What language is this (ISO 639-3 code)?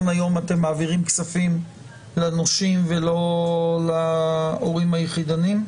heb